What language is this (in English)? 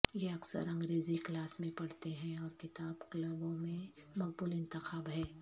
Urdu